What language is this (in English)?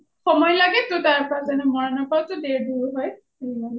Assamese